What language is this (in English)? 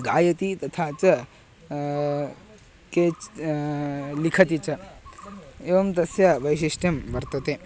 Sanskrit